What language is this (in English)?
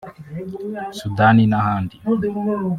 Kinyarwanda